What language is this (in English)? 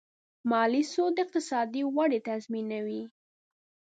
Pashto